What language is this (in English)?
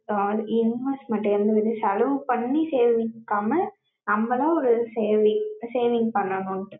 Tamil